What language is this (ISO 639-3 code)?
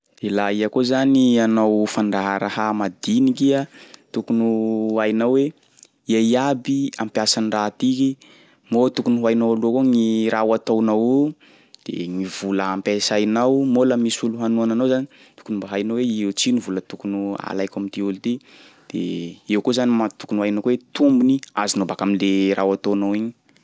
skg